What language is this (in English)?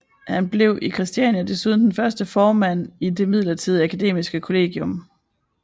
Danish